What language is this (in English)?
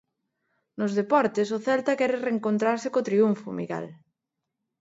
Galician